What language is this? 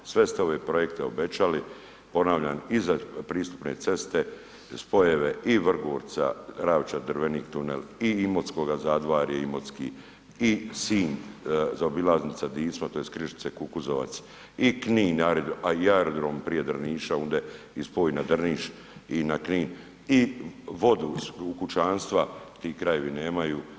Croatian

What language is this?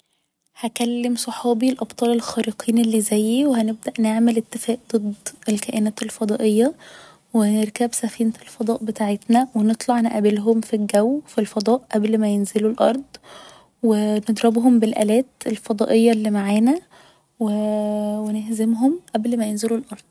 Egyptian Arabic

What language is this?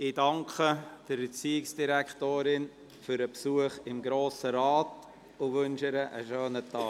Swiss German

